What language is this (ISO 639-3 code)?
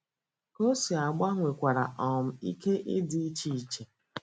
ibo